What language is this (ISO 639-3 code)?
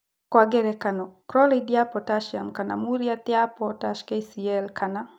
kik